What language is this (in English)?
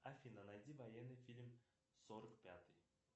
Russian